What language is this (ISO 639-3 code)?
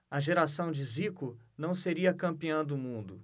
por